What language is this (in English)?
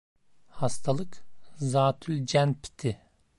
Turkish